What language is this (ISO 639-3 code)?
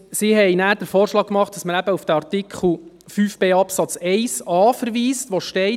gsw